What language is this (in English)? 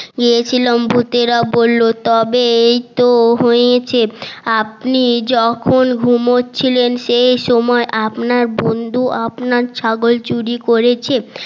Bangla